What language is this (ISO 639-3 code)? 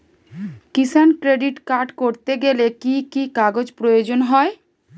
ben